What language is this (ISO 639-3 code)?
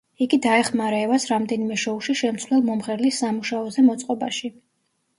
kat